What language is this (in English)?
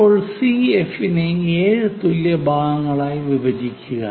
Malayalam